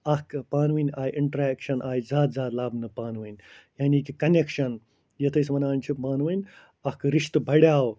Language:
Kashmiri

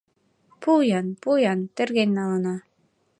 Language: Mari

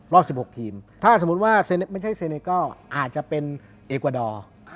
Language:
Thai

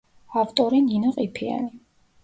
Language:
Georgian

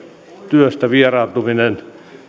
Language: Finnish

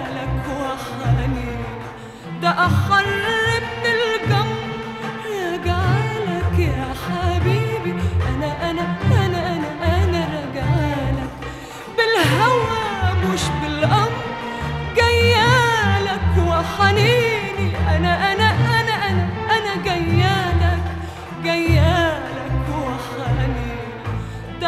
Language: Arabic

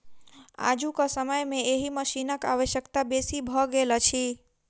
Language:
Maithili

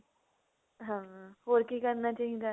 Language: Punjabi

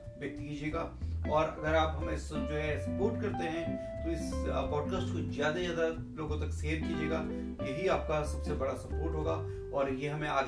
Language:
Hindi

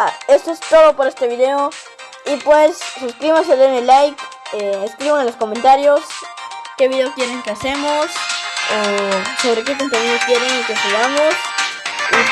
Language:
Spanish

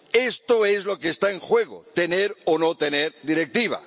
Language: Spanish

